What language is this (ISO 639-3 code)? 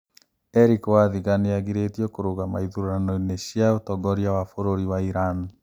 kik